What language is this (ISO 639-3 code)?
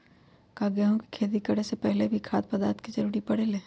mag